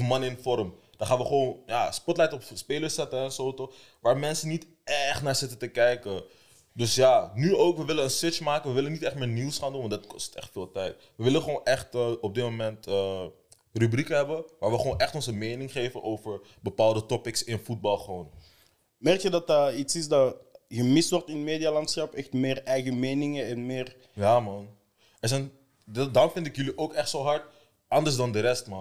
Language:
Dutch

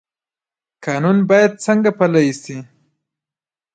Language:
Pashto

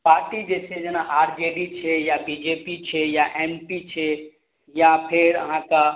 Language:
Maithili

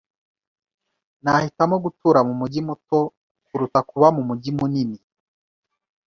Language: Kinyarwanda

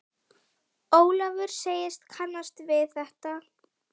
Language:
Icelandic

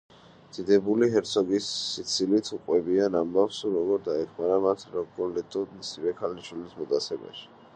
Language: Georgian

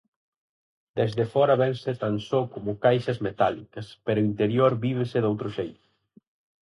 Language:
Galician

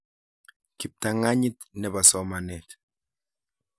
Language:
Kalenjin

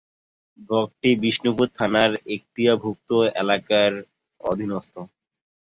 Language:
Bangla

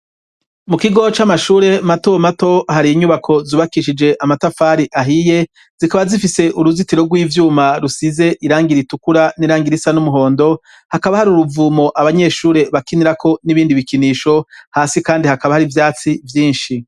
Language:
Rundi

